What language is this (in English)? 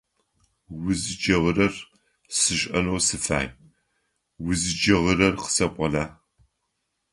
Adyghe